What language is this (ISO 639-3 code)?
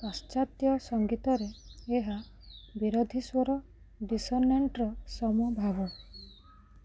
ori